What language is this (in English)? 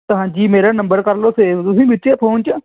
Punjabi